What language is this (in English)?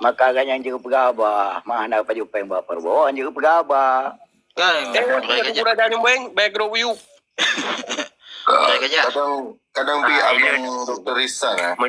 Malay